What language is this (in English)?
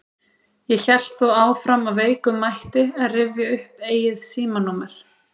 Icelandic